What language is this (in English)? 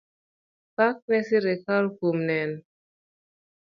Luo (Kenya and Tanzania)